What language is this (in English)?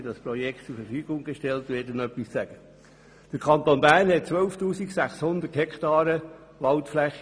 Swiss German